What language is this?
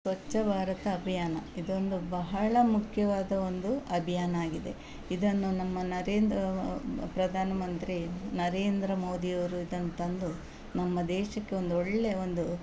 Kannada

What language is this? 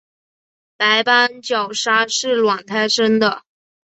Chinese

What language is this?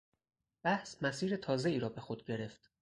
Persian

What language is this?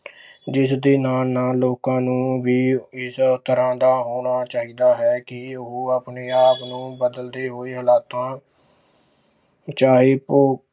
Punjabi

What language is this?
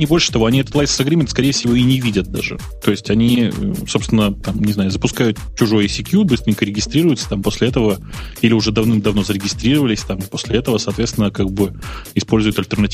Russian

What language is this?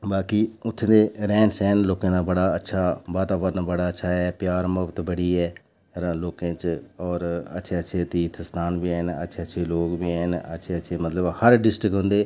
Dogri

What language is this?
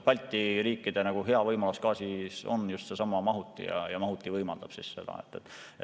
Estonian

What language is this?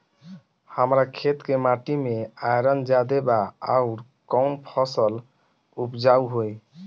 Bhojpuri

